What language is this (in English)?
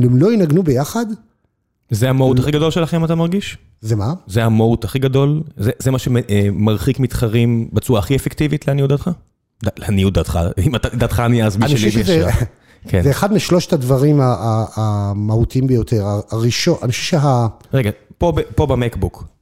Hebrew